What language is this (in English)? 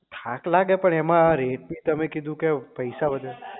Gujarati